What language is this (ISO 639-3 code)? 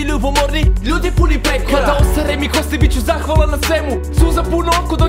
ita